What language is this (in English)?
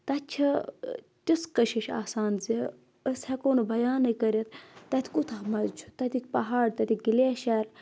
Kashmiri